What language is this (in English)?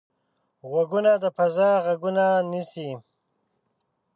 Pashto